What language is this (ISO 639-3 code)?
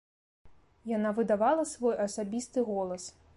bel